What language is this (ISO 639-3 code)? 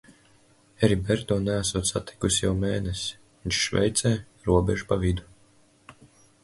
lav